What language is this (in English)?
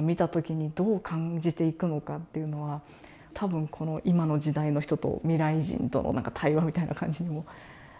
Japanese